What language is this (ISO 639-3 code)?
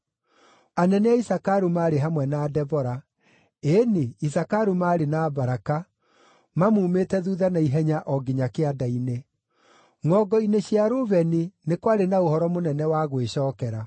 kik